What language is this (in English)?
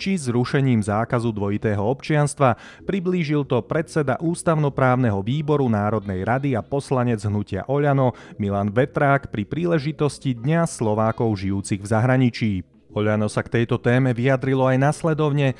Slovak